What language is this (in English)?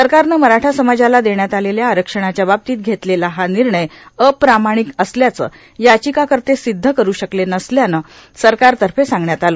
Marathi